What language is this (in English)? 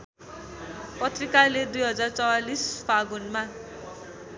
Nepali